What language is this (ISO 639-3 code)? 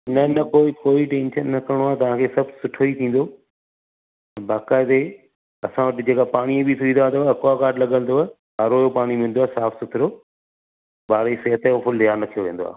snd